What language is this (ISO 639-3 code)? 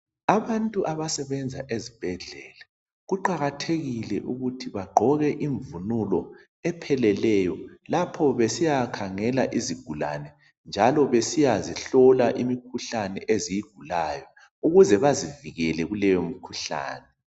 nde